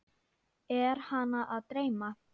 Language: Icelandic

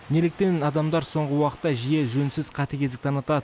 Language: Kazakh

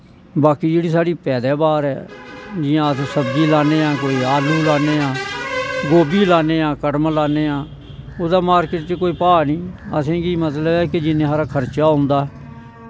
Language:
Dogri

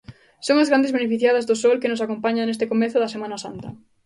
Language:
Galician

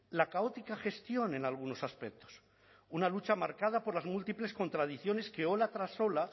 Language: Spanish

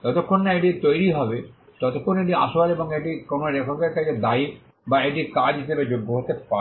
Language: Bangla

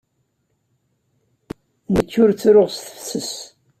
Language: Kabyle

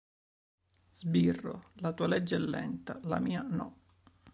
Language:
Italian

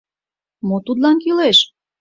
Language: Mari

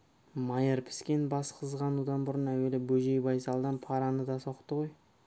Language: Kazakh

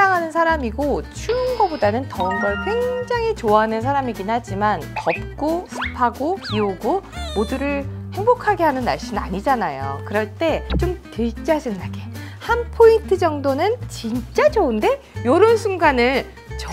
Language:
Korean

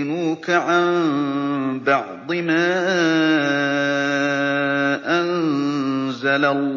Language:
Arabic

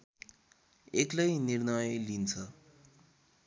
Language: Nepali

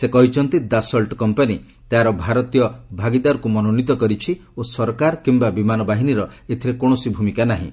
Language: Odia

